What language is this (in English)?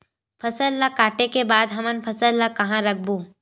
Chhattisgarhi